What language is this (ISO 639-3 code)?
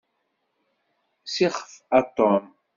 kab